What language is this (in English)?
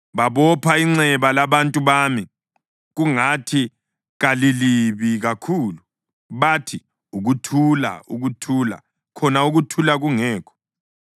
North Ndebele